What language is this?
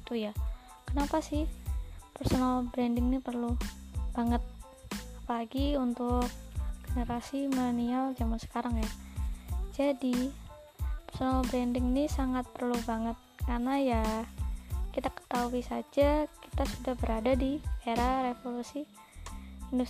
Indonesian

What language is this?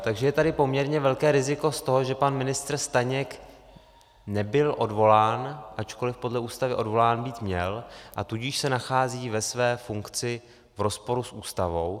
Czech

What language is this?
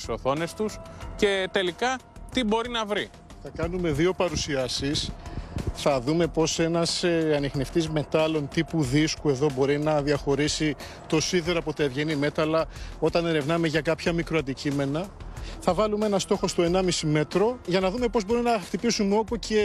Greek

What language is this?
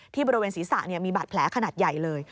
Thai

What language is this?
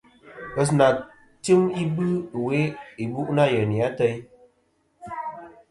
Kom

